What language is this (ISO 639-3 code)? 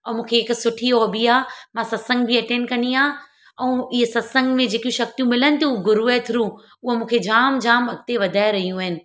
snd